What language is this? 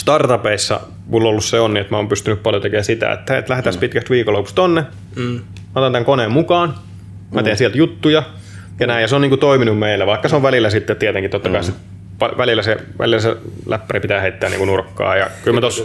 Finnish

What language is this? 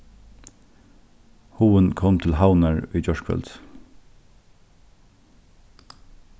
Faroese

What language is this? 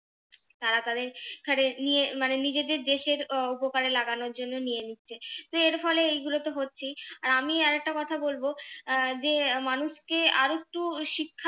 Bangla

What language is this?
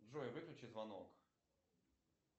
Russian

